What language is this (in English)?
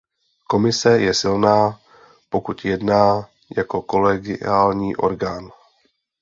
Czech